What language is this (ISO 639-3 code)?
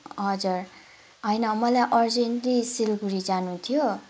nep